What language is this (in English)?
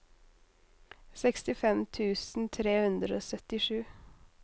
Norwegian